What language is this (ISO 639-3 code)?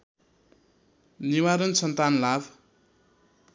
nep